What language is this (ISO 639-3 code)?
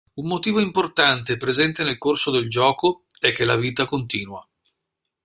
ita